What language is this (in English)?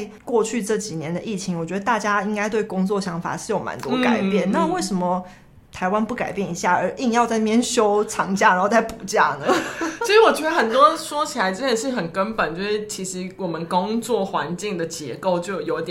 Chinese